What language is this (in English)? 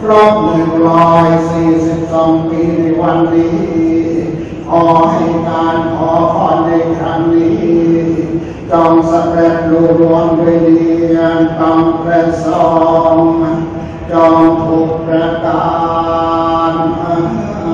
Thai